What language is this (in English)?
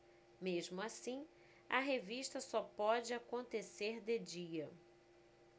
Portuguese